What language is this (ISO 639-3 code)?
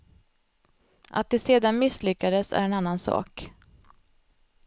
swe